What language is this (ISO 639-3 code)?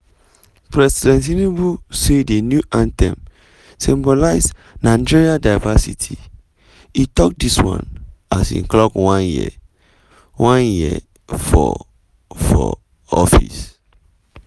pcm